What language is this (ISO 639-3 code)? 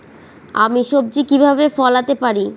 ben